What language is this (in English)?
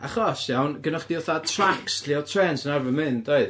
Welsh